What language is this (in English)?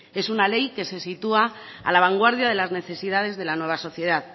Spanish